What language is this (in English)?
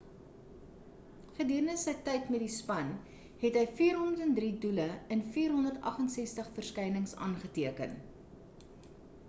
Afrikaans